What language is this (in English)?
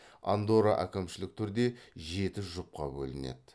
Kazakh